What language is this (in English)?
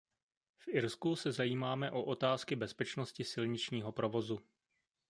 Czech